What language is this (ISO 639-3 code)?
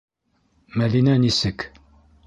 bak